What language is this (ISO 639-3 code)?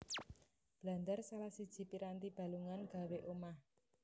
jav